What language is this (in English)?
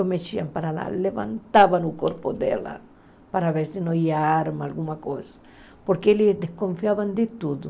Portuguese